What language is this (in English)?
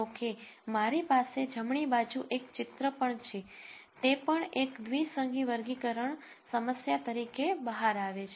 Gujarati